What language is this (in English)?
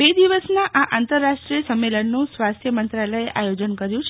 Gujarati